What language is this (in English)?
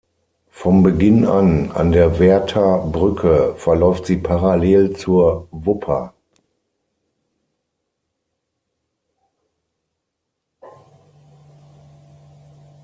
German